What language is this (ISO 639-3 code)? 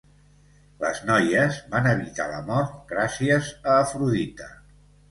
cat